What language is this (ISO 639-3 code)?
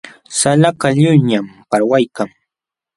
qxw